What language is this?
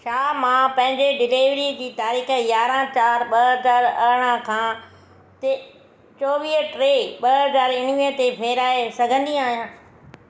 Sindhi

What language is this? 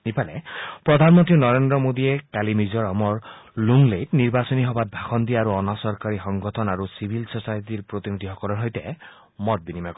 Assamese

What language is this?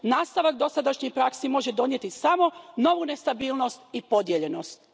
Croatian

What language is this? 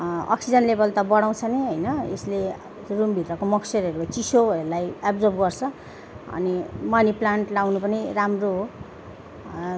Nepali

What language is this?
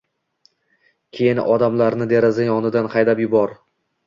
Uzbek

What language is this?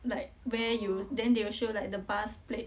English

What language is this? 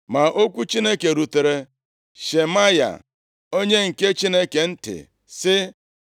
Igbo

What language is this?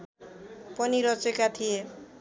Nepali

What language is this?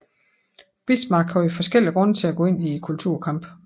Danish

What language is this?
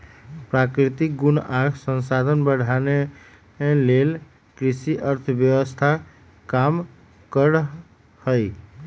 Magahi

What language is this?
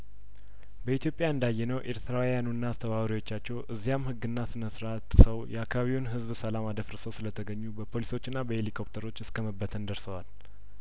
Amharic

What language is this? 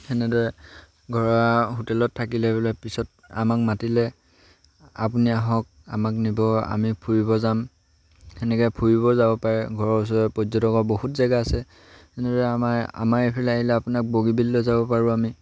Assamese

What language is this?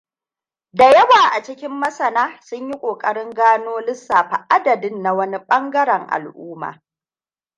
Hausa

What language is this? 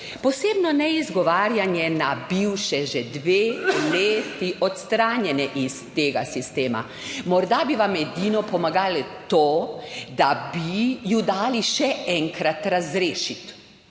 Slovenian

